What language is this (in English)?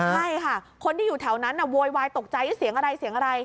Thai